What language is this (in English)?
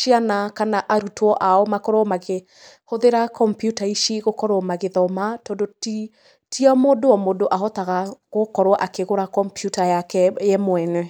Kikuyu